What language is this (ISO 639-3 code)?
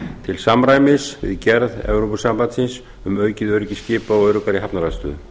isl